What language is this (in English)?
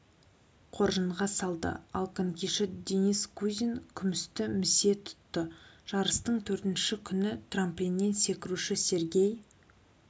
Kazakh